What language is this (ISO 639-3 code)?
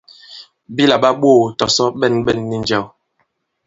abb